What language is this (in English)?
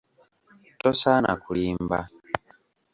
Ganda